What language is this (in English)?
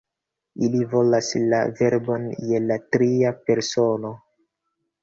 Esperanto